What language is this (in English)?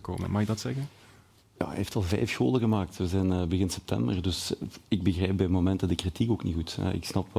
Dutch